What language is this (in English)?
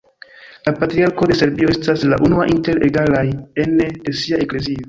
Esperanto